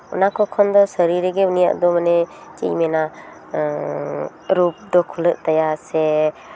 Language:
Santali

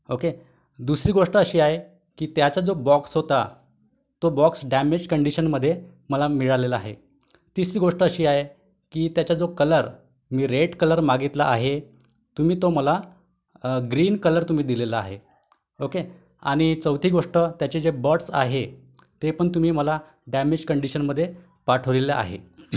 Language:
Marathi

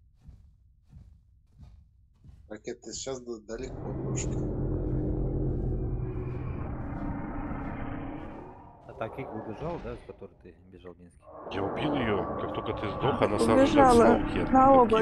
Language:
Russian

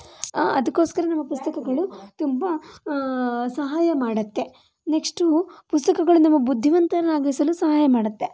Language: Kannada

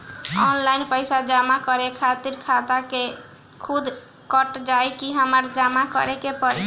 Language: Bhojpuri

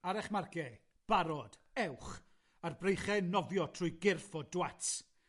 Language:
Welsh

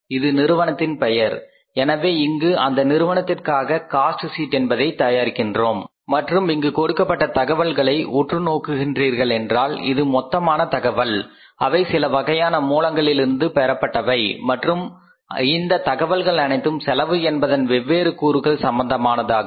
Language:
Tamil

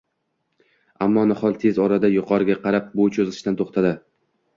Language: Uzbek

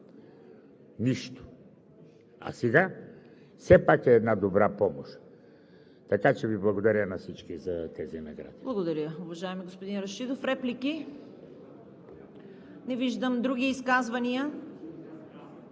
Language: Bulgarian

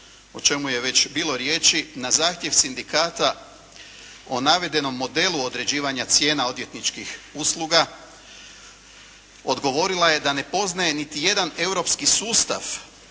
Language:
Croatian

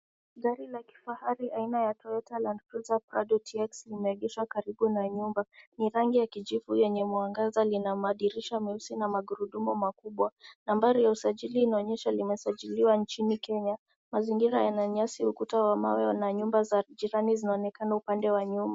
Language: Swahili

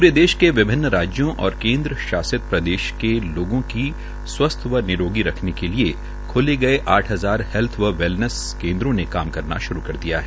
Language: Hindi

